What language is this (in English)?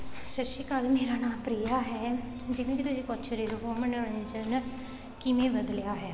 Punjabi